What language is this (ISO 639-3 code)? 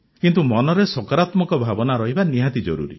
ori